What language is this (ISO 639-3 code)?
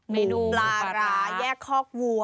tha